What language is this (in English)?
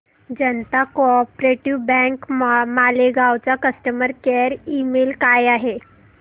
Marathi